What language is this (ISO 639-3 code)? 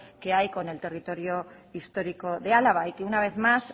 spa